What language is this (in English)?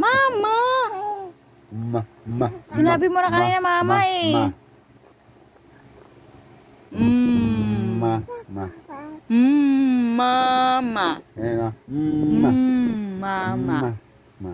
Indonesian